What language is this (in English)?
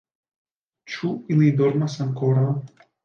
Esperanto